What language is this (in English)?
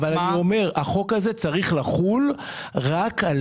Hebrew